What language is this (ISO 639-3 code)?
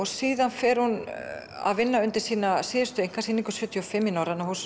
isl